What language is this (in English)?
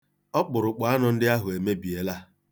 Igbo